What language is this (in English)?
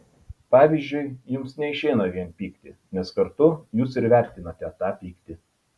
Lithuanian